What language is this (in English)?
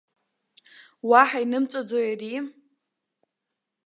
Abkhazian